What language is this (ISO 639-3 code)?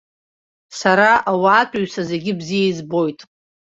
abk